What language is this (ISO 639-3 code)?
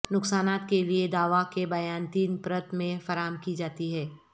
urd